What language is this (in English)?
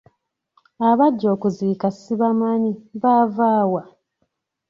Ganda